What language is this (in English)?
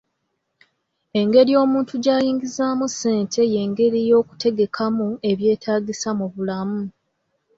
Ganda